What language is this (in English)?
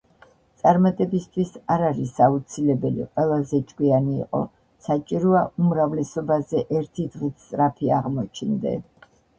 Georgian